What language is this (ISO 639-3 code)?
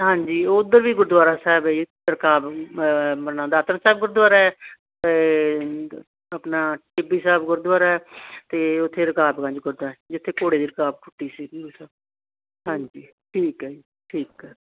pan